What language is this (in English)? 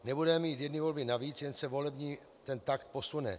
Czech